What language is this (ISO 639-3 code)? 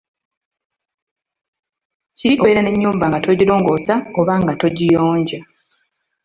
lug